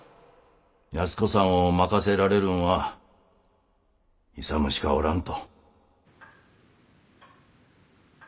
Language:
Japanese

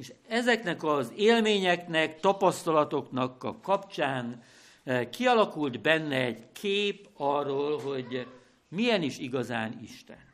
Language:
Hungarian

